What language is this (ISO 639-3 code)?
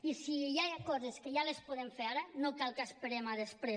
cat